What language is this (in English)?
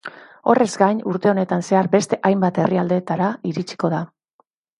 Basque